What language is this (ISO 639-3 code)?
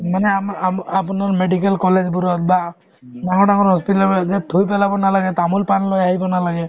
asm